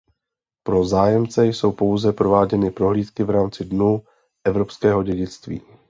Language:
Czech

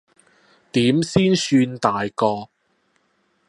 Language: Cantonese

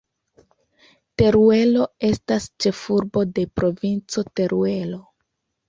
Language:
Esperanto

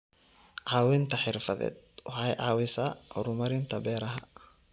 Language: Somali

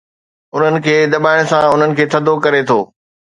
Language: Sindhi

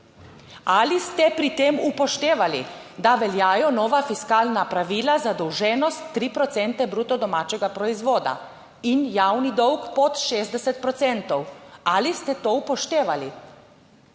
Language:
Slovenian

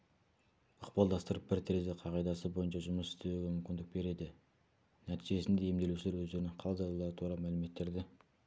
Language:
Kazakh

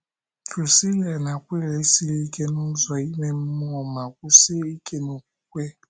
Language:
Igbo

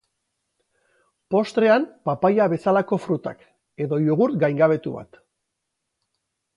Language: Basque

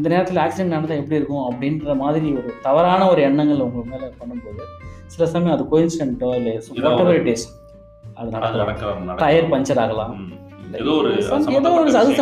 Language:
Tamil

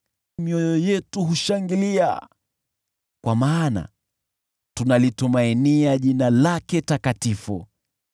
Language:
Swahili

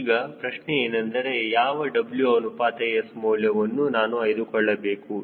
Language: Kannada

